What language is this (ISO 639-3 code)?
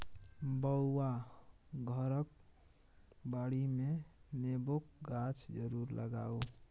mai